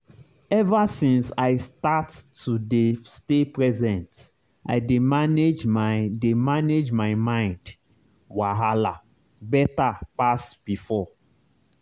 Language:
Nigerian Pidgin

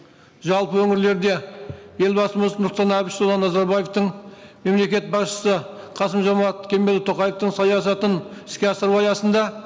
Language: Kazakh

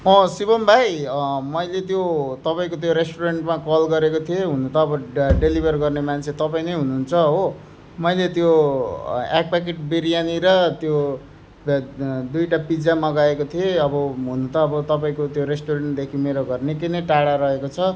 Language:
Nepali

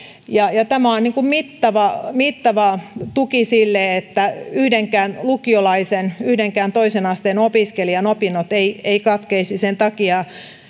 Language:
Finnish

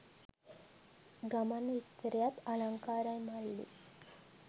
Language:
Sinhala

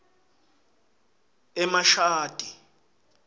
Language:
Swati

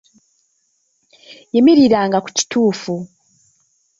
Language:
Ganda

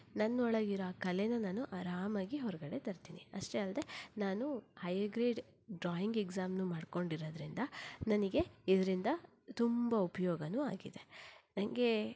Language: Kannada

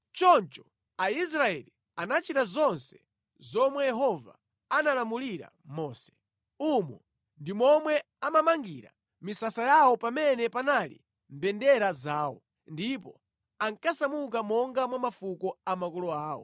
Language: Nyanja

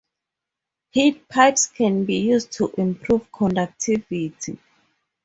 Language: English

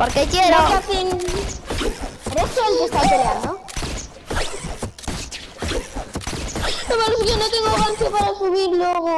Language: Spanish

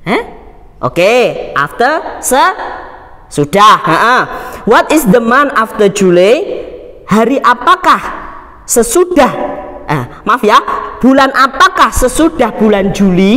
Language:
Indonesian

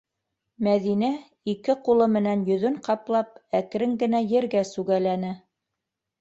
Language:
Bashkir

